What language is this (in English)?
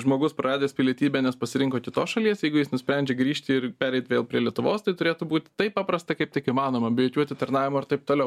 Lithuanian